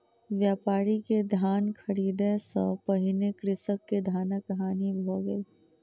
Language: Maithili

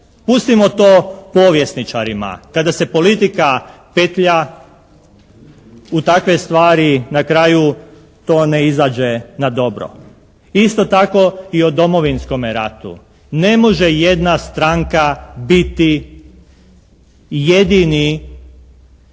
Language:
Croatian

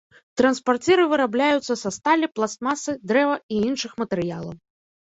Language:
Belarusian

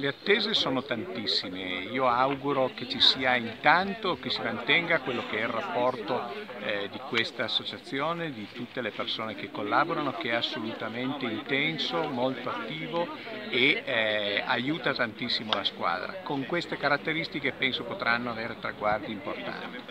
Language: Italian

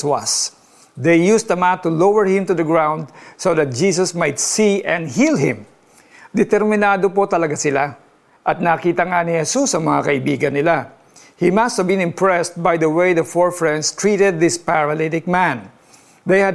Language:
Filipino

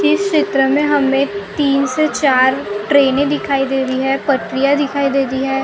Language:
Hindi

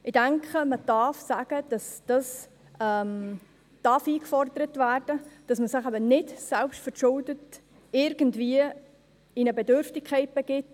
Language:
Swiss German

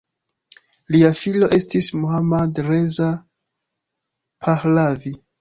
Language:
Esperanto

